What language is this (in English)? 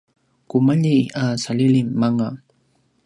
Paiwan